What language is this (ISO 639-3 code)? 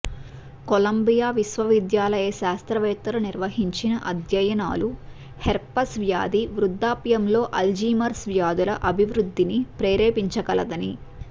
tel